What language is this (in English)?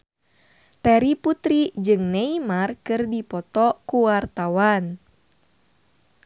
Sundanese